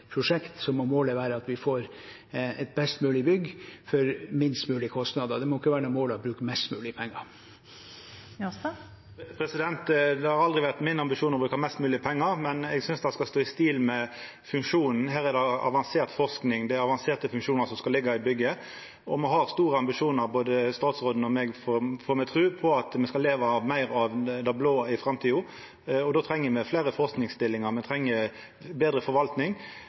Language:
Norwegian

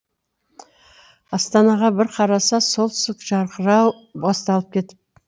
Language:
Kazakh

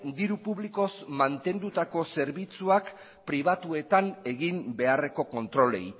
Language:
Basque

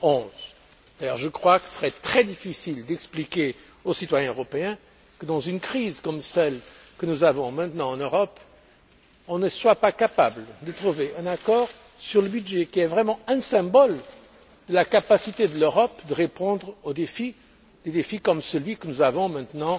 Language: French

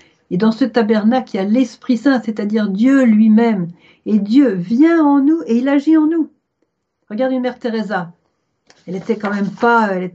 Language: French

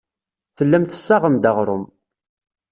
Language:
Kabyle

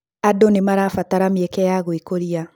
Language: Kikuyu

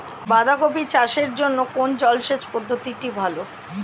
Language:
Bangla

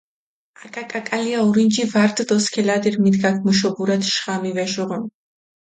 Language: Mingrelian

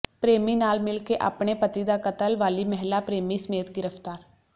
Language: Punjabi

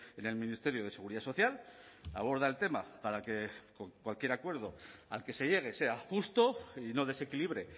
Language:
Spanish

